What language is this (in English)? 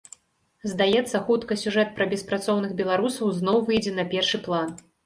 Belarusian